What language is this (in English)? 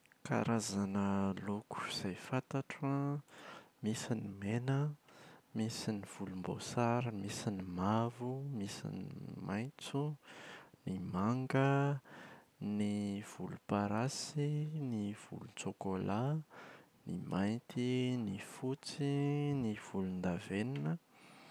Malagasy